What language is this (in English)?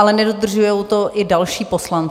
Czech